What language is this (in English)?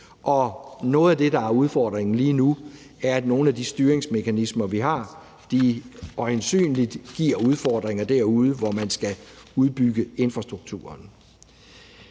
Danish